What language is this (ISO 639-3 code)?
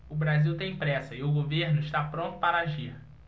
por